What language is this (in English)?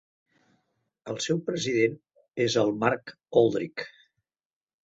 Catalan